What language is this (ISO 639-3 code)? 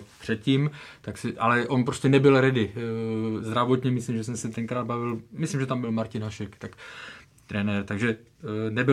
ces